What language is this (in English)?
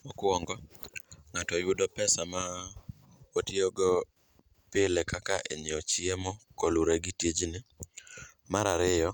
Luo (Kenya and Tanzania)